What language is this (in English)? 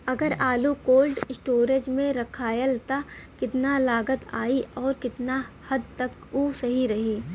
Bhojpuri